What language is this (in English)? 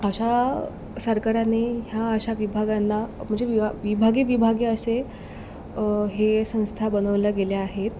Marathi